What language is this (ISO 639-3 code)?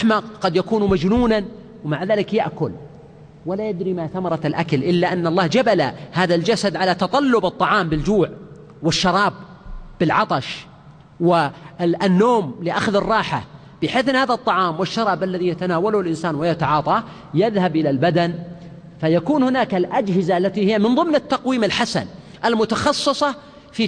ara